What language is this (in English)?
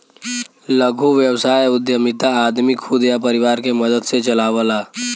Bhojpuri